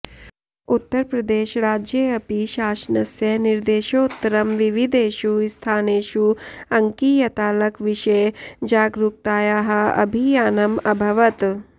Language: Sanskrit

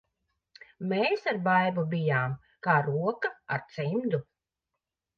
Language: Latvian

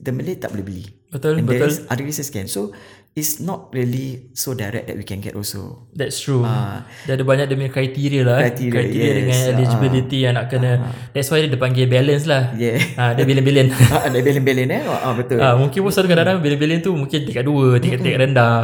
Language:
Malay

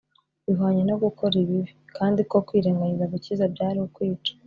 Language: Kinyarwanda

